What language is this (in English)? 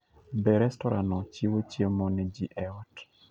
Luo (Kenya and Tanzania)